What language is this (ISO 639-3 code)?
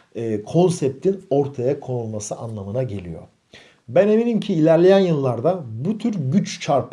tur